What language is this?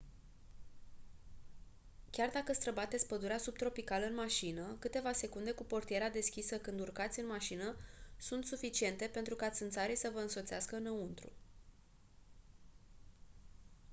Romanian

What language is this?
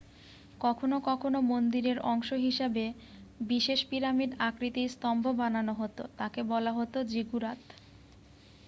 Bangla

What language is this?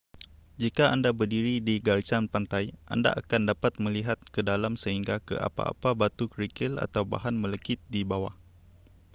Malay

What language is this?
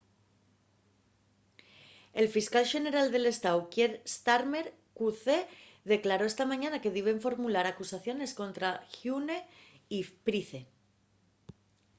Asturian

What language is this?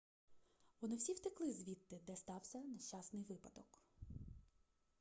Ukrainian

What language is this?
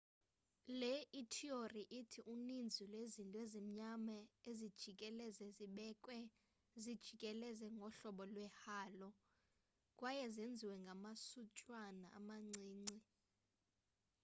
Xhosa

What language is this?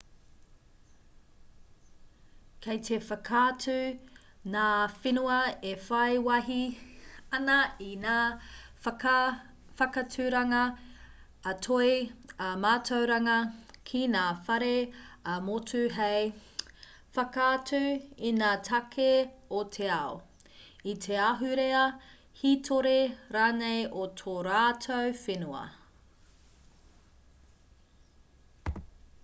Māori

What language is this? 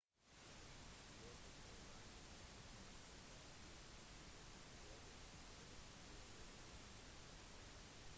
Norwegian Bokmål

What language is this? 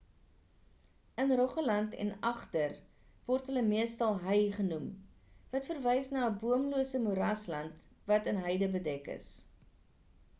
Afrikaans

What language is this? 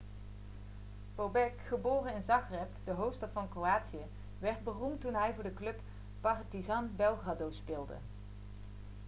Dutch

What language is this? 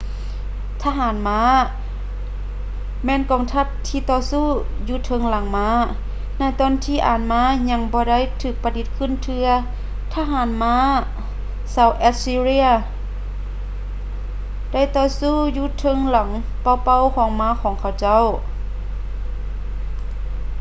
Lao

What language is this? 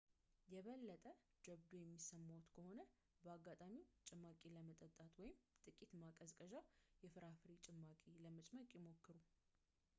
Amharic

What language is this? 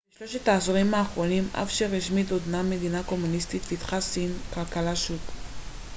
Hebrew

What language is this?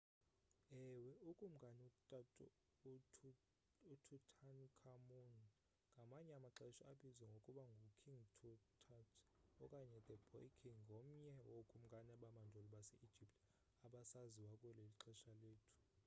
Xhosa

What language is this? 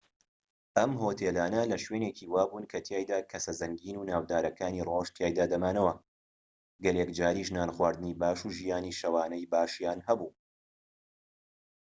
Central Kurdish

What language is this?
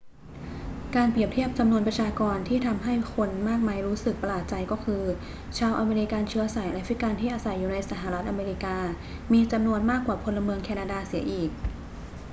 Thai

